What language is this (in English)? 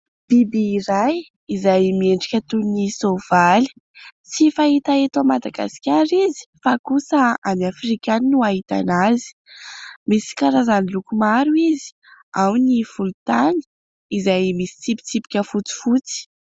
Malagasy